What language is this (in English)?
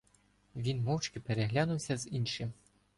Ukrainian